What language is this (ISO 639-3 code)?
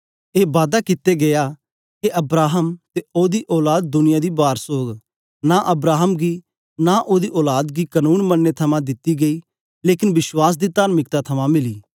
doi